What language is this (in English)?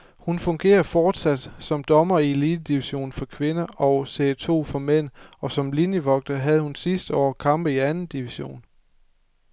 Danish